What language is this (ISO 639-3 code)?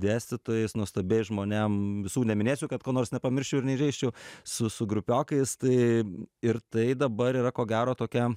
lit